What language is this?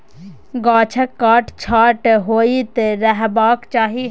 Maithili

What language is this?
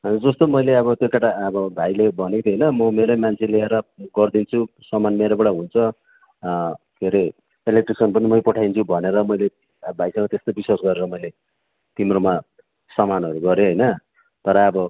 Nepali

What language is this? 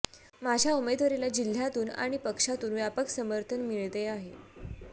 Marathi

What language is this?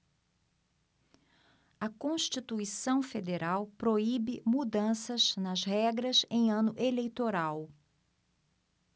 Portuguese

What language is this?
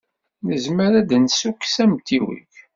Kabyle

